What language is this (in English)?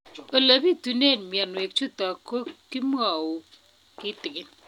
Kalenjin